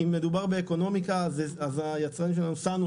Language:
Hebrew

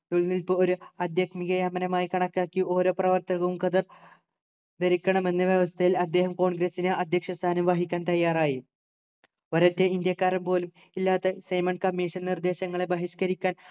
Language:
Malayalam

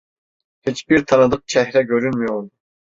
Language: Turkish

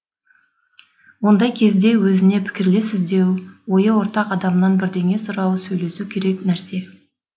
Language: Kazakh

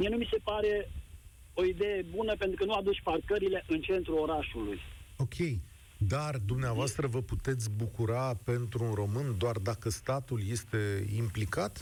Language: Romanian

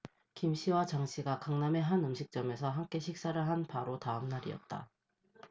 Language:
Korean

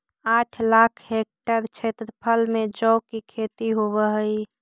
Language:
Magahi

